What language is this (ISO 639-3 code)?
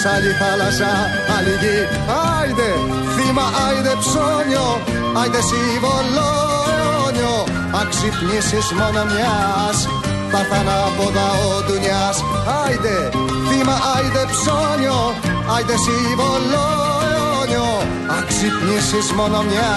ell